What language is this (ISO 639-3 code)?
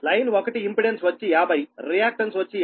tel